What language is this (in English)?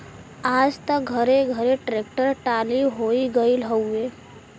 Bhojpuri